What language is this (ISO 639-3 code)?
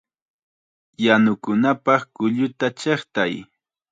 qxa